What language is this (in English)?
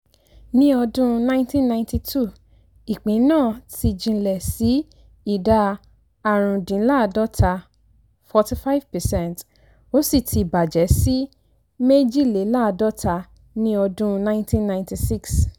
Yoruba